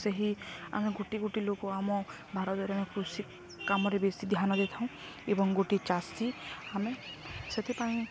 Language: Odia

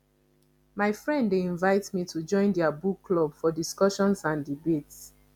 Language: Nigerian Pidgin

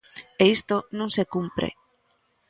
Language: Galician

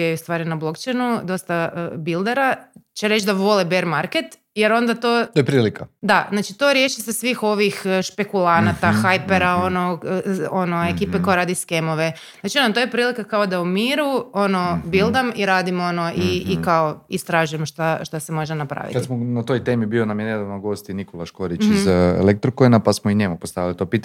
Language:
Croatian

